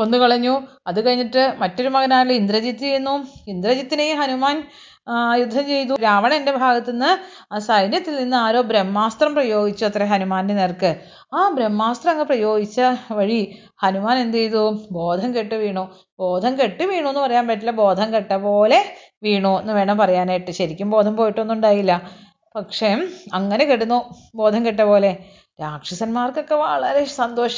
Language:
Malayalam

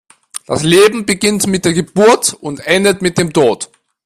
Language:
German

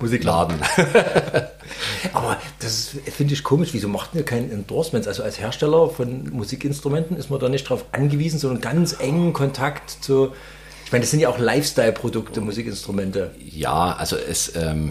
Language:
German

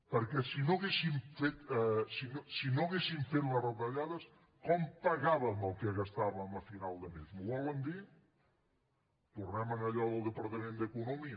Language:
Catalan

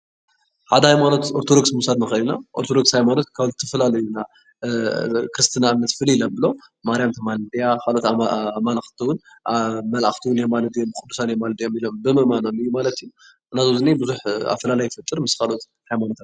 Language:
Tigrinya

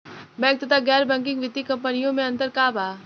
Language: Bhojpuri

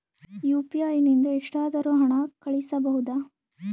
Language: Kannada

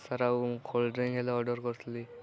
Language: Odia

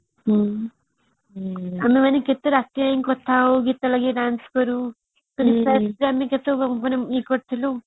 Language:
Odia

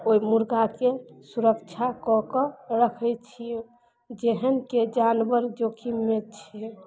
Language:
Maithili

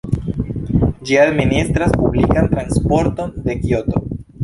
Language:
Esperanto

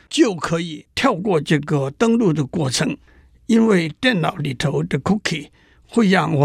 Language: Chinese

